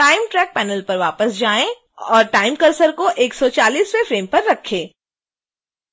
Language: Hindi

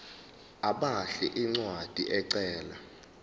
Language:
Zulu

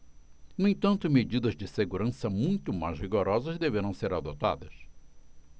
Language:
Portuguese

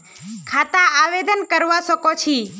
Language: Magahi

